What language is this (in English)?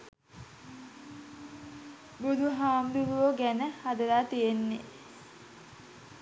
Sinhala